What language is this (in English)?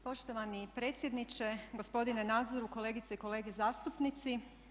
Croatian